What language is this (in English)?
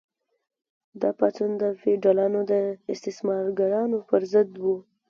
Pashto